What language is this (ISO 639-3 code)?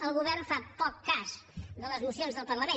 cat